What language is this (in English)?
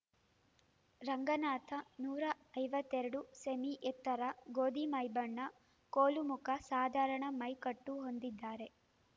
Kannada